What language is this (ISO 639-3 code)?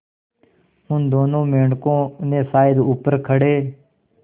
hin